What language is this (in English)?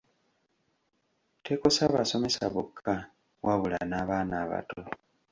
Ganda